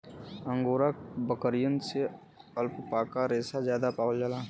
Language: Bhojpuri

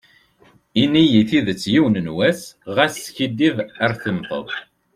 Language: Kabyle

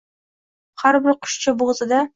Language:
Uzbek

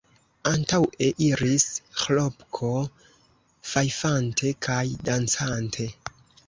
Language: Esperanto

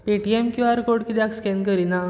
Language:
Konkani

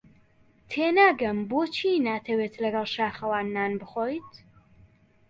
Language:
Central Kurdish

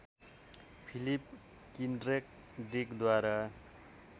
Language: Nepali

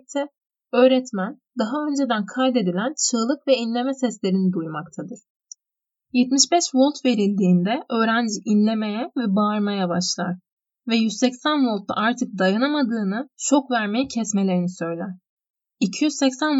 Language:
Turkish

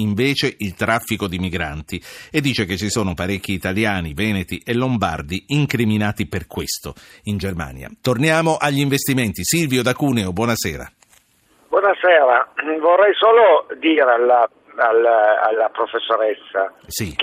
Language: Italian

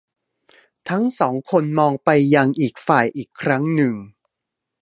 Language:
Thai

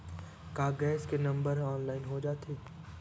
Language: Chhattisgarhi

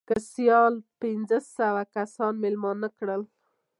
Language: Pashto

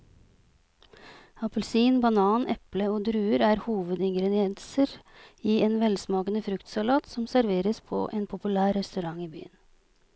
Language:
Norwegian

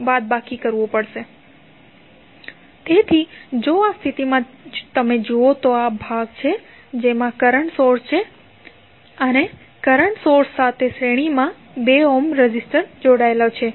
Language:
Gujarati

